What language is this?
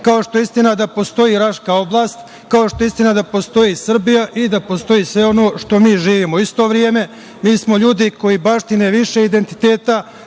Serbian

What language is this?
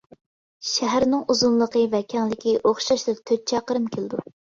Uyghur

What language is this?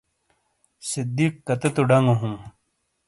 Shina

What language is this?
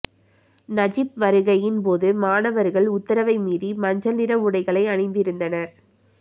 Tamil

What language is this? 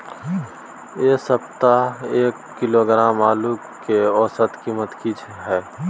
Maithili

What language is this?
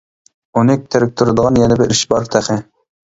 Uyghur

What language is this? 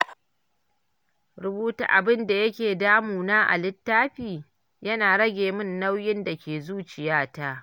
Hausa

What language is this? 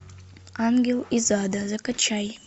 Russian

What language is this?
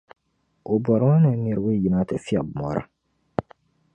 Dagbani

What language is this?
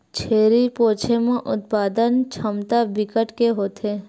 Chhattisgarhi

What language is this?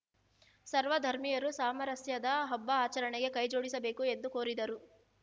Kannada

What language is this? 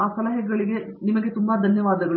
Kannada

